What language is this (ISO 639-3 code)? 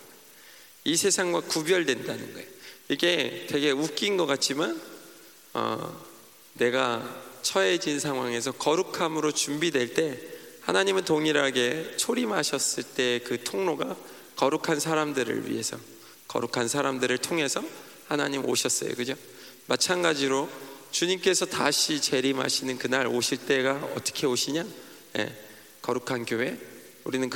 kor